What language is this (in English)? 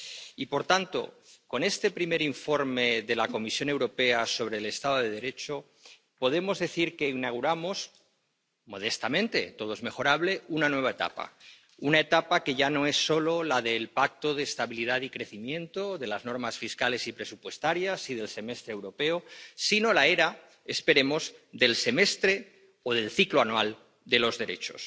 Spanish